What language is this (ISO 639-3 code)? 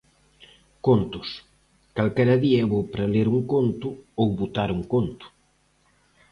glg